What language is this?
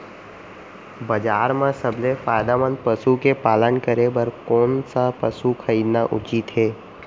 Chhattisgarhi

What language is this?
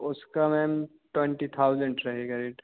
Hindi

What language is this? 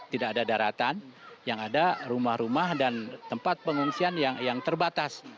Indonesian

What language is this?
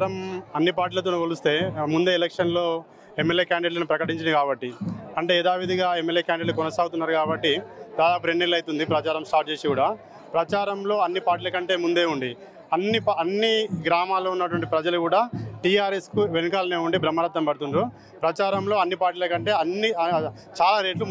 Hindi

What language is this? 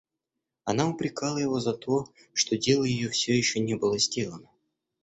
Russian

